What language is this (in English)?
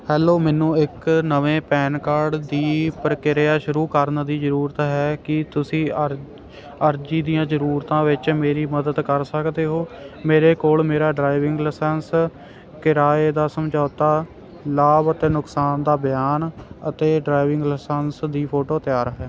Punjabi